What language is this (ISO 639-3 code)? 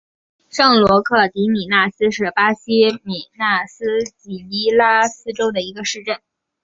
zho